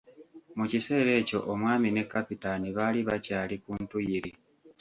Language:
Ganda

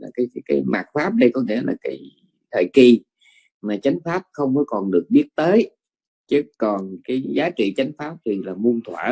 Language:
Vietnamese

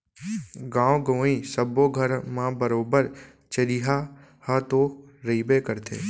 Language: Chhattisgarhi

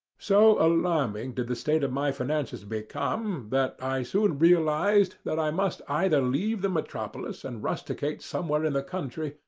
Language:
English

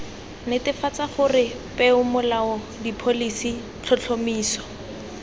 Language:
Tswana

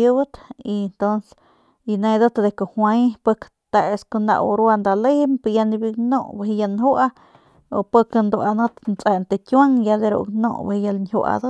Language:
Northern Pame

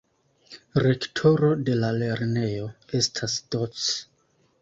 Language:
Esperanto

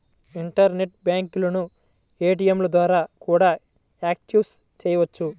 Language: Telugu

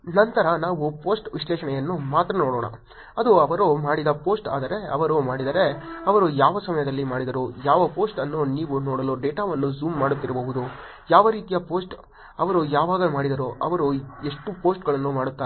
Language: Kannada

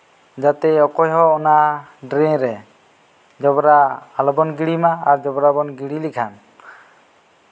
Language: Santali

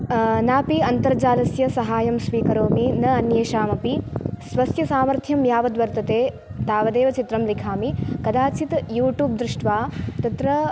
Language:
Sanskrit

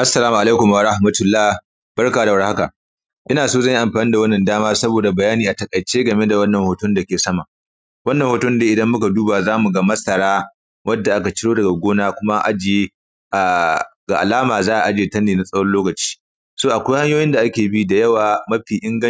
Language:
Hausa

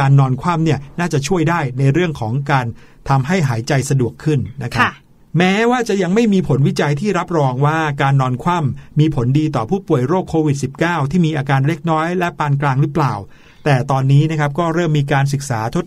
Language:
Thai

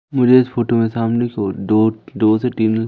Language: Hindi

